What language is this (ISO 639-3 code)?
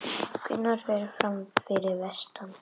isl